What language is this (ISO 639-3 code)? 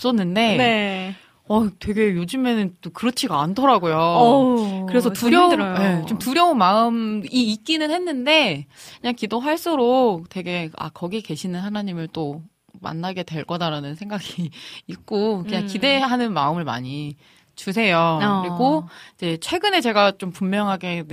kor